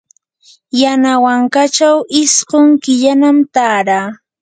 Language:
Yanahuanca Pasco Quechua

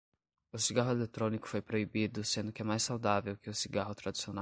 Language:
Portuguese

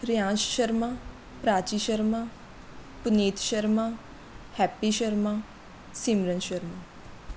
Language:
Punjabi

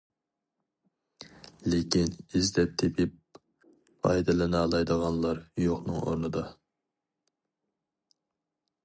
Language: Uyghur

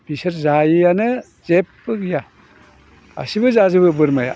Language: Bodo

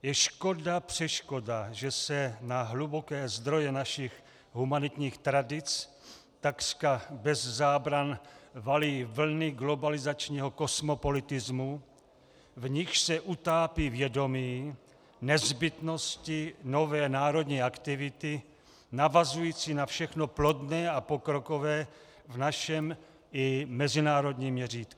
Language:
Czech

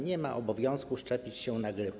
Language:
Polish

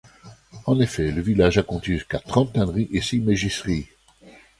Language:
French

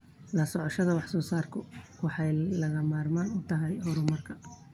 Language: Somali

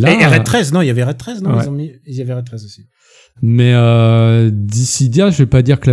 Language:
French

